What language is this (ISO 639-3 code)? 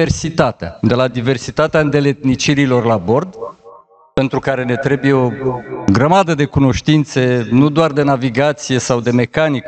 ron